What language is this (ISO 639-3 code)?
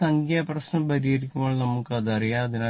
mal